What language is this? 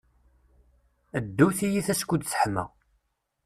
Kabyle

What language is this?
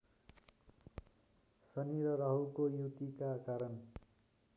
Nepali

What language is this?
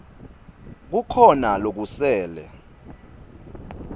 Swati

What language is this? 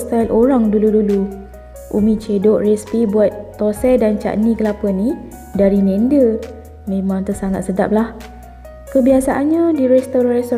Malay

